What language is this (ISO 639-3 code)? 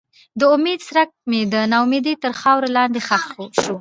pus